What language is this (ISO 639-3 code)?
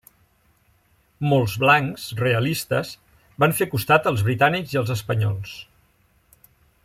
cat